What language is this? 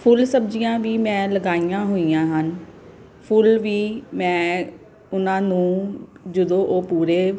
Punjabi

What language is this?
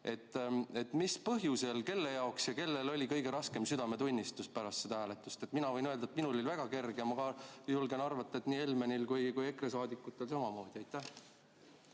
Estonian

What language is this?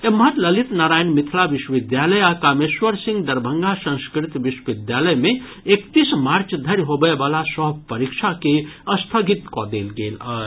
Maithili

